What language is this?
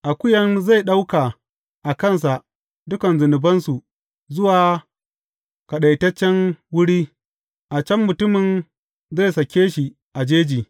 Hausa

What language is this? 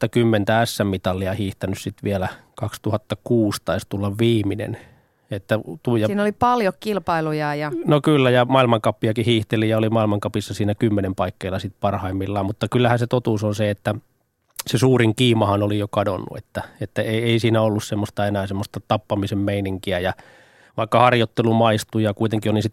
Finnish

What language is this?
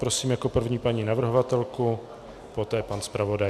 Czech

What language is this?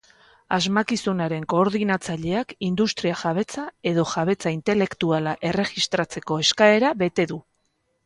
Basque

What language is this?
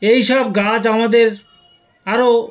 Bangla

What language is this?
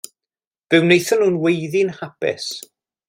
Welsh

